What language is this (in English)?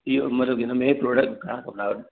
Sindhi